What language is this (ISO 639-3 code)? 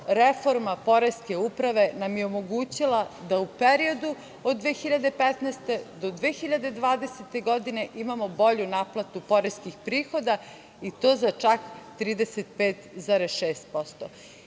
srp